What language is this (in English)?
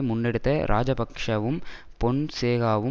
Tamil